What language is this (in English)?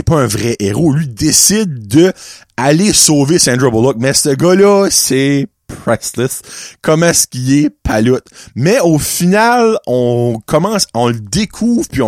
French